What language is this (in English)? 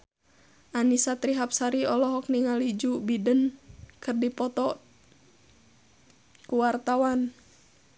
Sundanese